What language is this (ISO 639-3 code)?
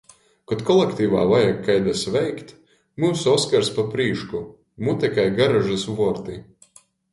ltg